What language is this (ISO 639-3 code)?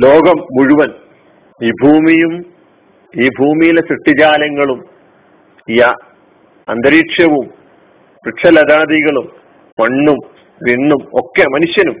mal